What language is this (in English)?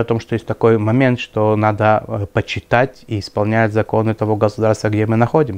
Russian